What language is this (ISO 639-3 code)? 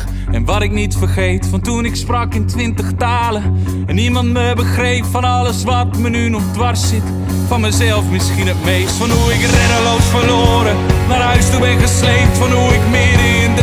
nld